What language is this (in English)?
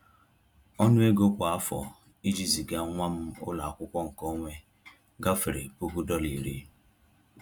Igbo